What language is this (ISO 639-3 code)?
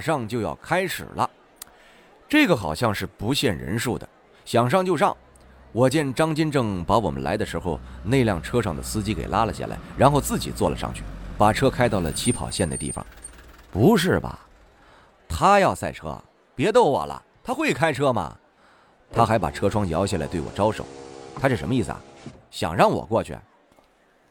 zho